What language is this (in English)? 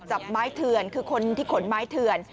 Thai